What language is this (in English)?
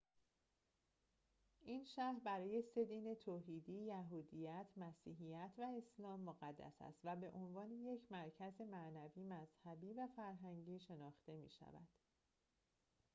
Persian